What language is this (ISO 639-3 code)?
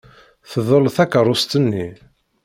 kab